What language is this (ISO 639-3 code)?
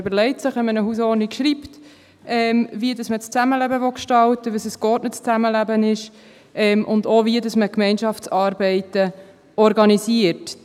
gsw